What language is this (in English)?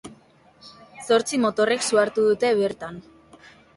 Basque